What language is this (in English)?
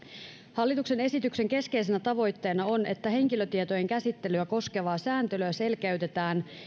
Finnish